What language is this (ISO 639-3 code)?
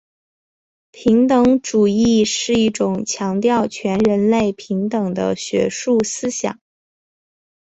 zho